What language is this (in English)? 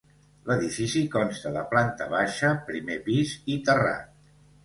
Catalan